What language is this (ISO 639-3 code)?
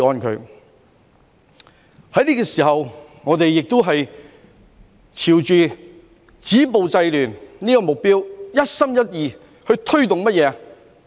yue